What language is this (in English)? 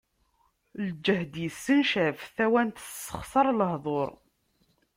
Kabyle